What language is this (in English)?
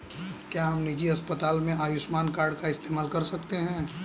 Hindi